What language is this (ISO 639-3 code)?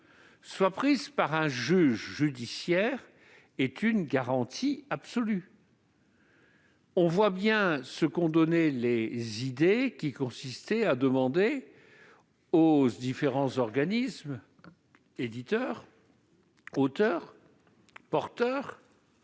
fra